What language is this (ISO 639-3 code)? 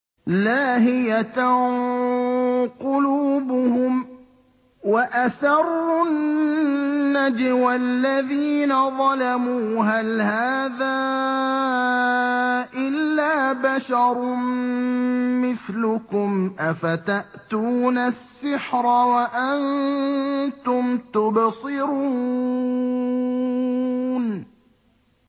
ara